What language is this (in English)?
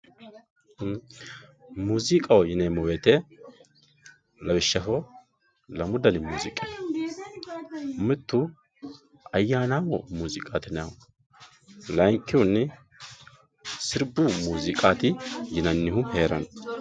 Sidamo